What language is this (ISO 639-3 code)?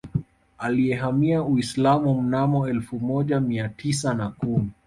swa